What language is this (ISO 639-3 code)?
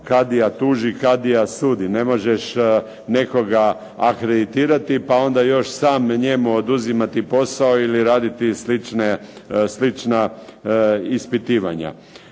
hrv